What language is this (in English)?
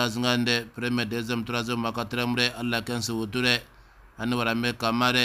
Arabic